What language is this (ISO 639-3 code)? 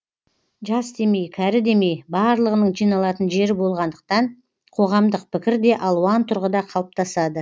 kaz